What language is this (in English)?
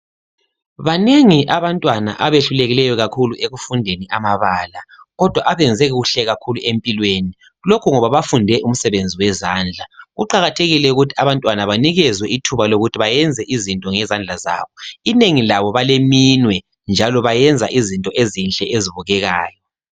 North Ndebele